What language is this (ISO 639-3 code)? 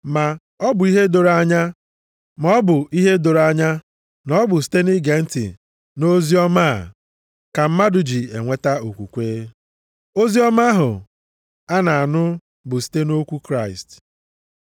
ibo